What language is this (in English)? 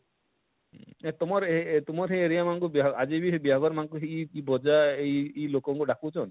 Odia